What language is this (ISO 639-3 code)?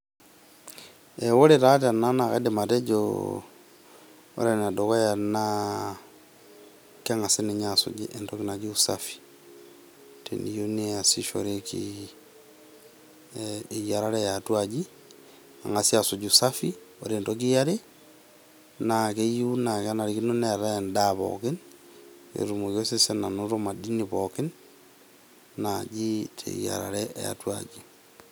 mas